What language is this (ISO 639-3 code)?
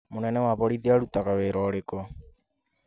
kik